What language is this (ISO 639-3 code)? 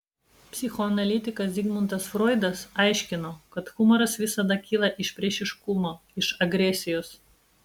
lit